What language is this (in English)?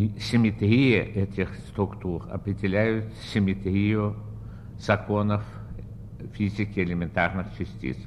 Russian